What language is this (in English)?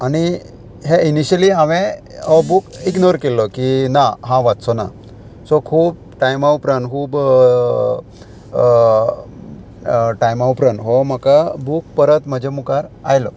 Konkani